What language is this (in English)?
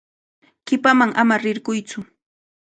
Cajatambo North Lima Quechua